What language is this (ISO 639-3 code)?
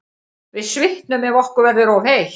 isl